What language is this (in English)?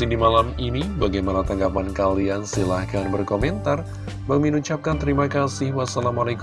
Indonesian